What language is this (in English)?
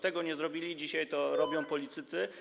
Polish